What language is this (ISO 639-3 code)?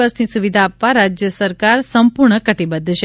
guj